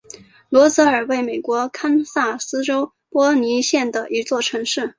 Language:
Chinese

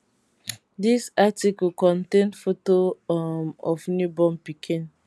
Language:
Nigerian Pidgin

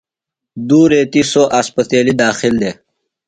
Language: Phalura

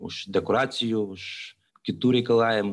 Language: Lithuanian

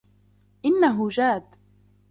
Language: Arabic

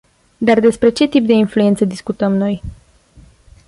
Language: Romanian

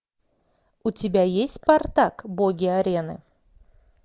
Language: Russian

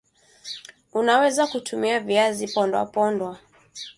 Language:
Swahili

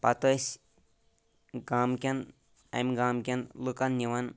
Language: Kashmiri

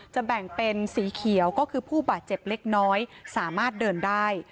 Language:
Thai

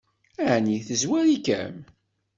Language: Kabyle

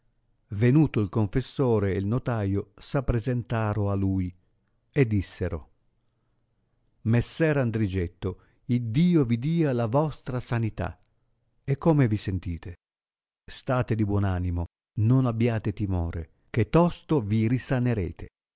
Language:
Italian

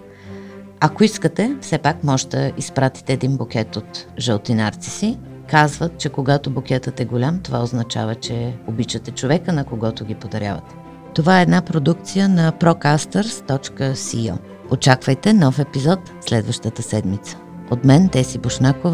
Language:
Bulgarian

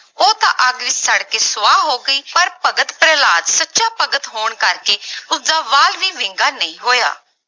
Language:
Punjabi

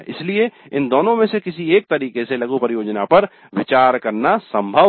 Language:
Hindi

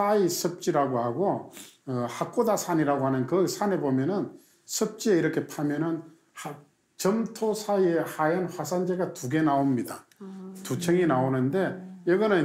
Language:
Korean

